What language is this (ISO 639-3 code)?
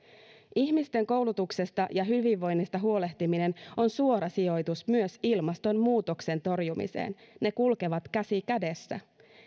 fin